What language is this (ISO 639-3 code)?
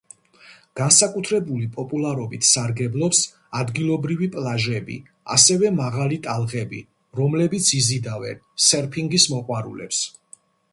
kat